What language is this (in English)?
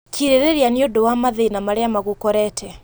Kikuyu